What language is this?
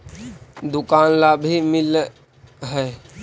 Magahi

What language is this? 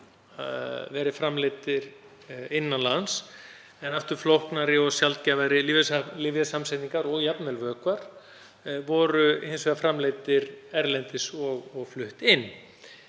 Icelandic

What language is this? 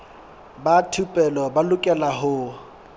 Southern Sotho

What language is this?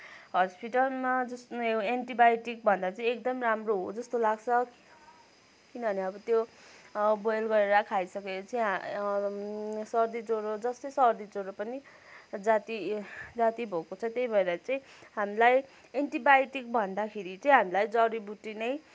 Nepali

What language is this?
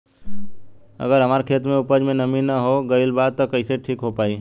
Bhojpuri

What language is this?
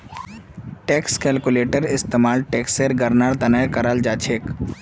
Magahi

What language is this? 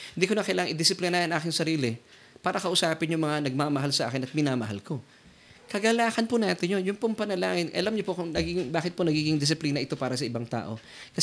Filipino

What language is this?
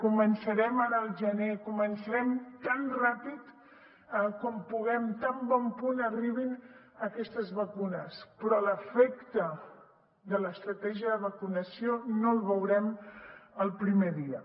Catalan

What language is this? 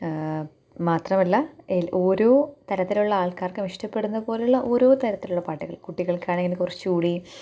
Malayalam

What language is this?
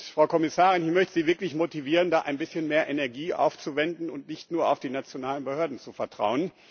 German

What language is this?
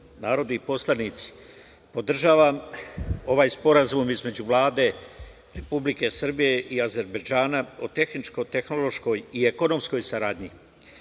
Serbian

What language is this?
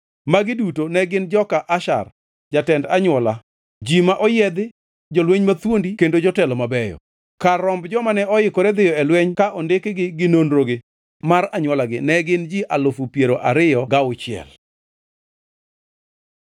Luo (Kenya and Tanzania)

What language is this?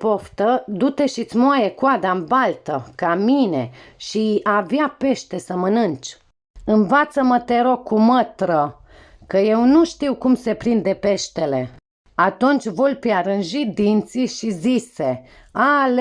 Romanian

